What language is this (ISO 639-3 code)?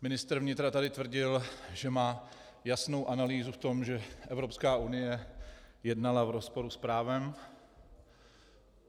ces